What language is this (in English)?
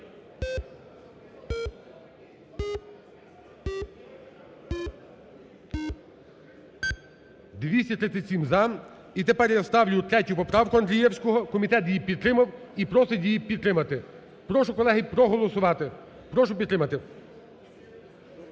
Ukrainian